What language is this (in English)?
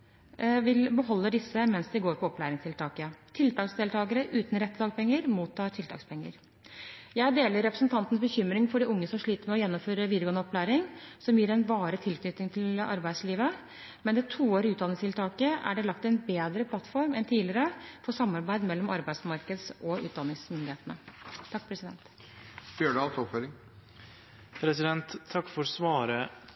Norwegian